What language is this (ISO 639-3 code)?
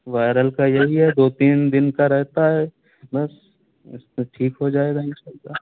urd